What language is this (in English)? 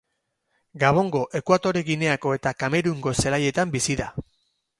Basque